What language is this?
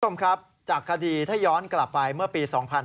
Thai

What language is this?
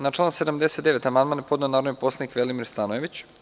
Serbian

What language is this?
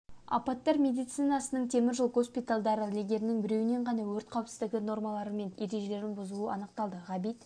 Kazakh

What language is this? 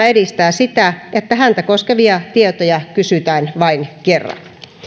Finnish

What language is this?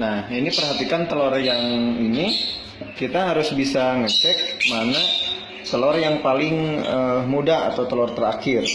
Indonesian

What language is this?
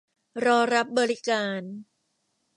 Thai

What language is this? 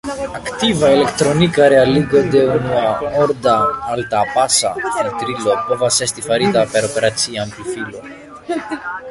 Esperanto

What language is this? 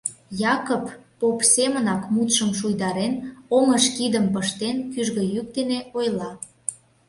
Mari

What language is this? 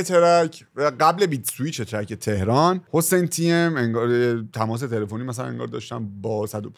Persian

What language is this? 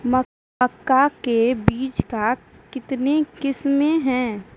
Maithili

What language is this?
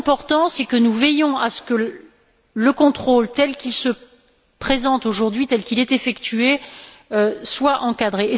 French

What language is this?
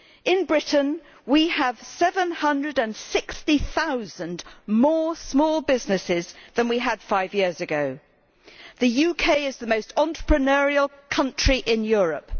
English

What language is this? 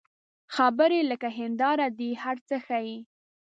Pashto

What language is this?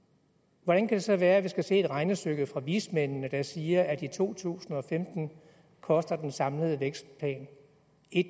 Danish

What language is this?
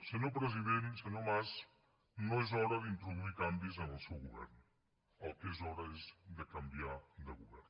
Catalan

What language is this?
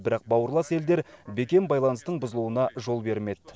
Kazakh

